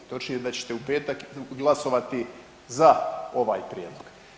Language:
Croatian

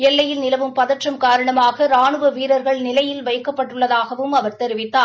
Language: Tamil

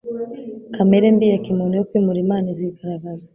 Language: Kinyarwanda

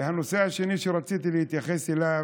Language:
Hebrew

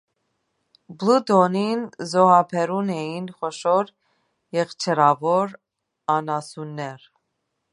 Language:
Armenian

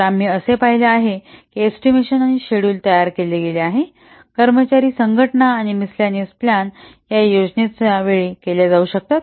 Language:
Marathi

